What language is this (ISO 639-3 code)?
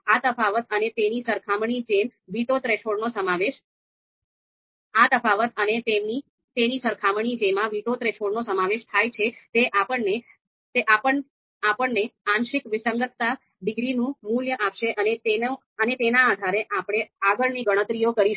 guj